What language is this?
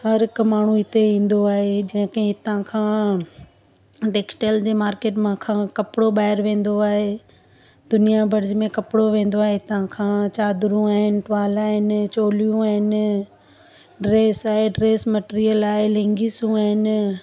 Sindhi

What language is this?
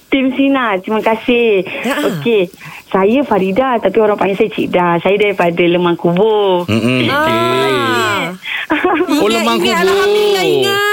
Malay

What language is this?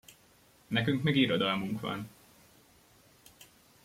Hungarian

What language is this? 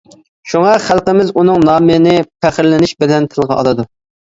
Uyghur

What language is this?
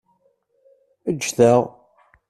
Kabyle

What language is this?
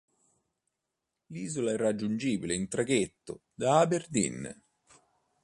Italian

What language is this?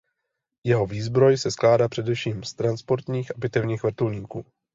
Czech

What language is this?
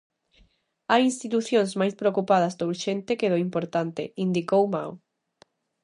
Galician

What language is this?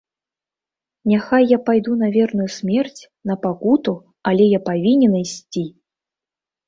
Belarusian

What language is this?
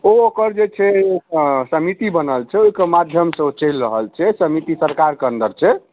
Maithili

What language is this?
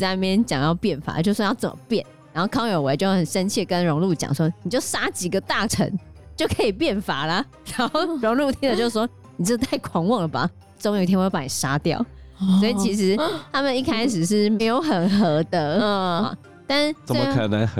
Chinese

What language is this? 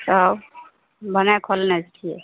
Maithili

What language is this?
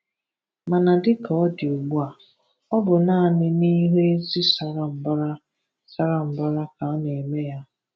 Igbo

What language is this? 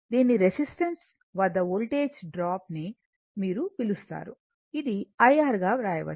Telugu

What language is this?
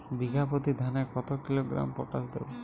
Bangla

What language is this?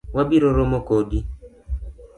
Luo (Kenya and Tanzania)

